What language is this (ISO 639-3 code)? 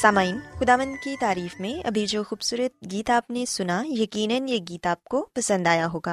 urd